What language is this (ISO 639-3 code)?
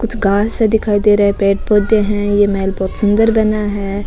raj